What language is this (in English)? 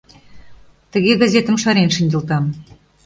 Mari